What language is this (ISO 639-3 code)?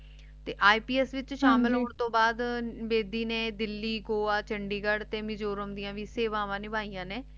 pan